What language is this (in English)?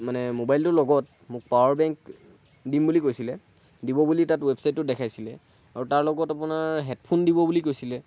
Assamese